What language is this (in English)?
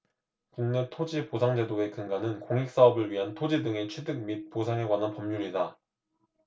Korean